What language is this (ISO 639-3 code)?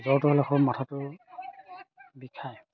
asm